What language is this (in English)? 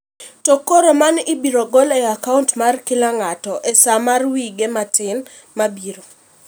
Luo (Kenya and Tanzania)